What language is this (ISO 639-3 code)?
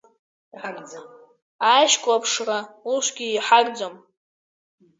abk